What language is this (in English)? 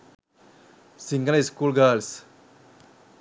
Sinhala